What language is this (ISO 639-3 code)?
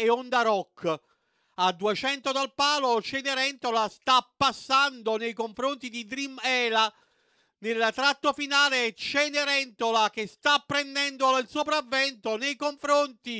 ita